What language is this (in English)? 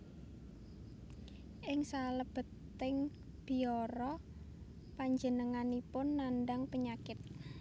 Javanese